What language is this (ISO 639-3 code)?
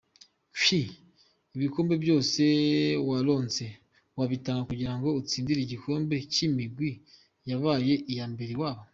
kin